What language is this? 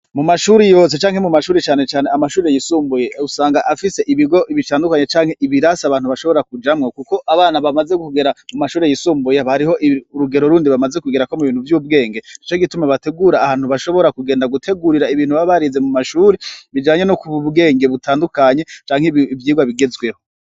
Rundi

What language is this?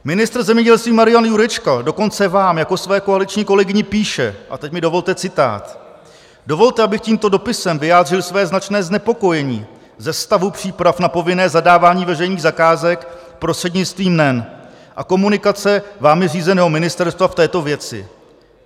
Czech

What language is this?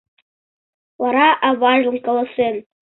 Mari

